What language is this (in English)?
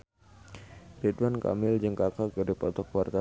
Sundanese